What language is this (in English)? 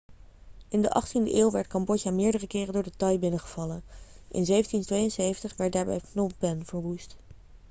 Dutch